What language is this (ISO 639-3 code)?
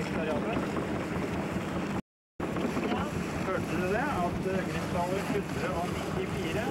nor